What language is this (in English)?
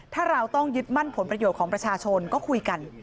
Thai